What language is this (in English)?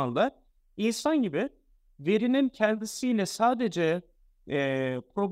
Turkish